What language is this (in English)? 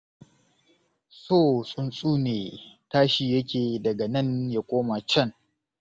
Hausa